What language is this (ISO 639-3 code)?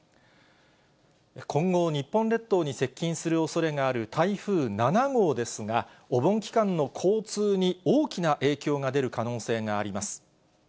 jpn